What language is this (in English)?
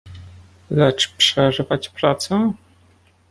Polish